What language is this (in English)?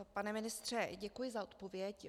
Czech